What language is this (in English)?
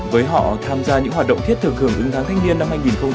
Vietnamese